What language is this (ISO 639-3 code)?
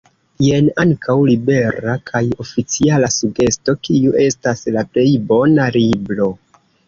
epo